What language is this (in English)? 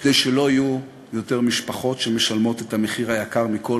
Hebrew